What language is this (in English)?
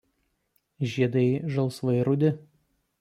Lithuanian